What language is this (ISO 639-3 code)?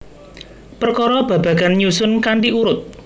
jav